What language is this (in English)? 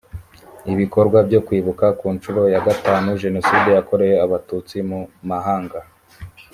Kinyarwanda